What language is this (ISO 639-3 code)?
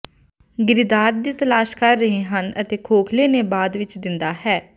pan